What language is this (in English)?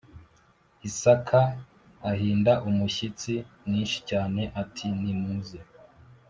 Kinyarwanda